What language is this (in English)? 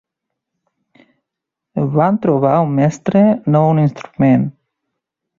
Catalan